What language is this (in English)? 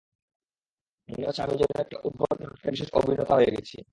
Bangla